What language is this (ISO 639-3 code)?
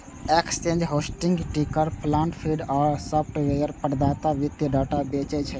mai